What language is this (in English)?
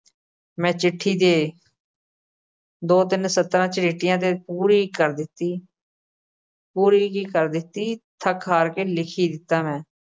Punjabi